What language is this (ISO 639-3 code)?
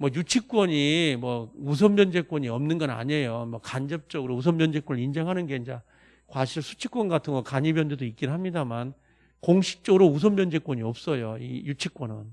kor